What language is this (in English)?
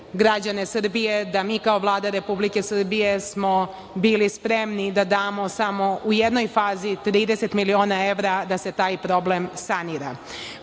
Serbian